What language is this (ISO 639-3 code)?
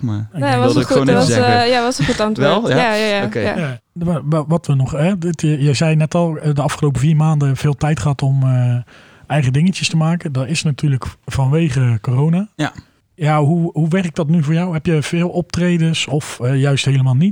nld